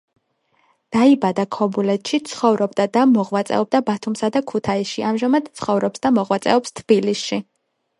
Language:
Georgian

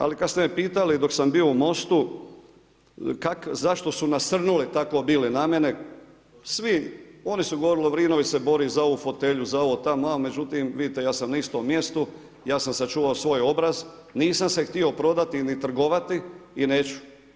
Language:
Croatian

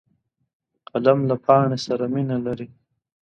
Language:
Pashto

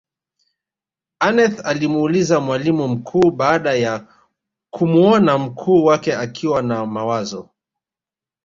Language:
Swahili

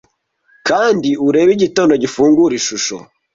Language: Kinyarwanda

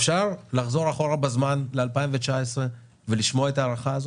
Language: Hebrew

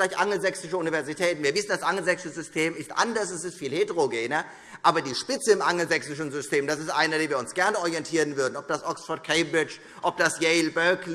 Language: German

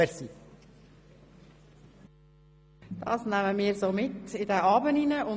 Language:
Swiss German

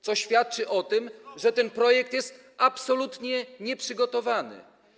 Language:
Polish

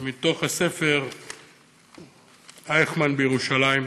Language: Hebrew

